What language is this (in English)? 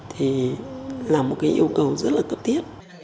Vietnamese